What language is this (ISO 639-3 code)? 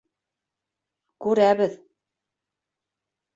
bak